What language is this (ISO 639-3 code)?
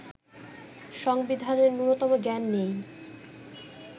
ben